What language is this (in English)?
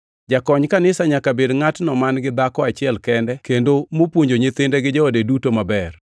Luo (Kenya and Tanzania)